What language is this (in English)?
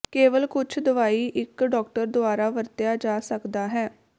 Punjabi